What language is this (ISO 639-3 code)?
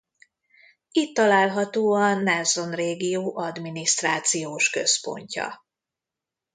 hun